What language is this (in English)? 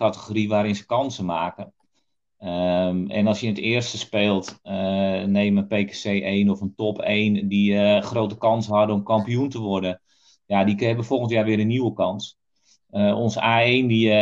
Dutch